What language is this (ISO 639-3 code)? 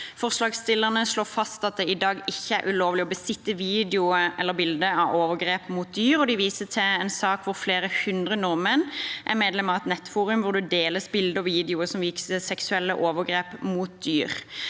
nor